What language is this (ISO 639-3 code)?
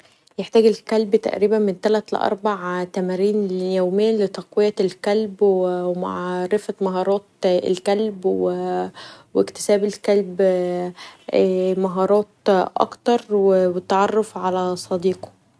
arz